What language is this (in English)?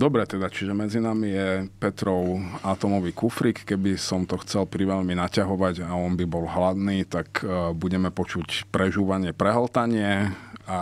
Slovak